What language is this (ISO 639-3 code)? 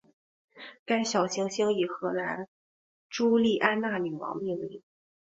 zho